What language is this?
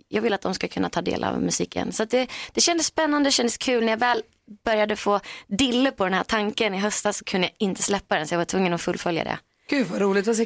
Swedish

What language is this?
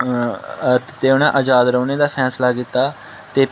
Dogri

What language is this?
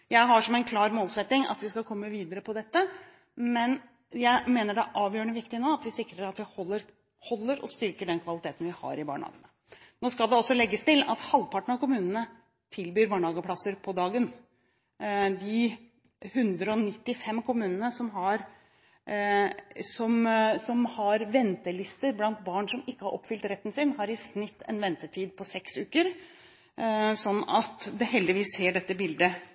Norwegian Bokmål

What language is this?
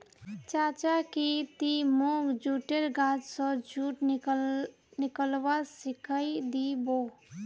Magahi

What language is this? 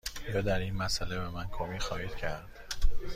Persian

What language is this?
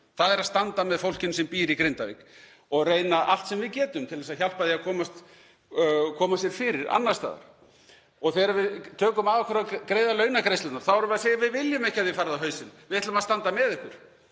Icelandic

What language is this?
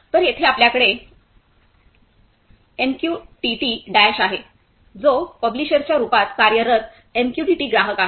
Marathi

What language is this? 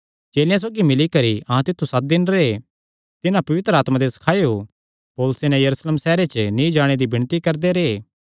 Kangri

